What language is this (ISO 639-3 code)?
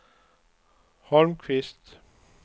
swe